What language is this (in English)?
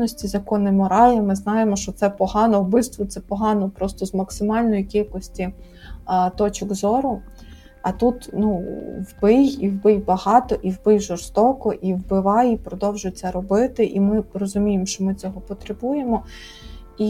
Ukrainian